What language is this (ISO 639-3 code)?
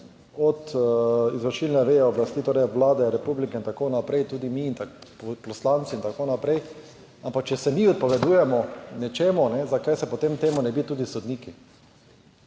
slv